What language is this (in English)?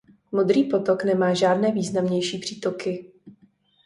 Czech